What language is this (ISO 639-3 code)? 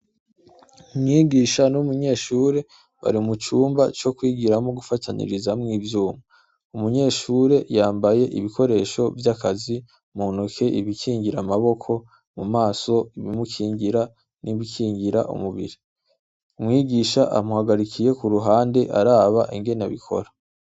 run